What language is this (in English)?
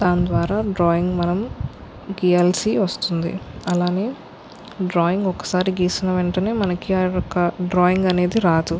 Telugu